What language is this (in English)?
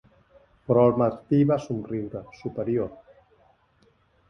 Catalan